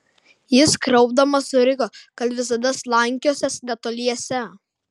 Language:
Lithuanian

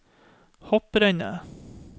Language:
Norwegian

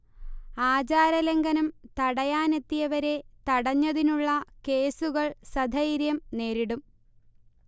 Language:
Malayalam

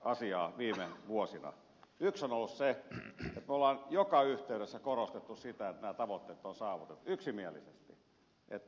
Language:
Finnish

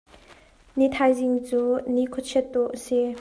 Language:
Hakha Chin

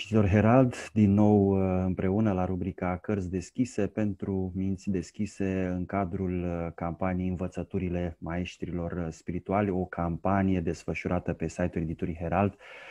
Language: Romanian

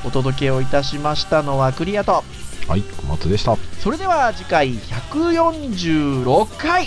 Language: Japanese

